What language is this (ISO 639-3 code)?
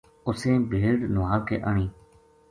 gju